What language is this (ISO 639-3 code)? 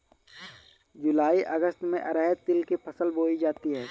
hin